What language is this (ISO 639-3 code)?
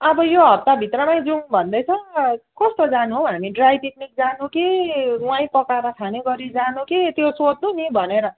nep